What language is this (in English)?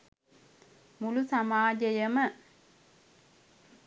Sinhala